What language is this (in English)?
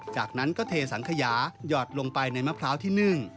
Thai